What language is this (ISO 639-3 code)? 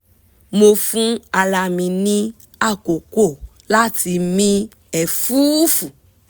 yor